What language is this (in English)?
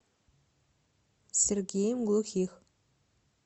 Russian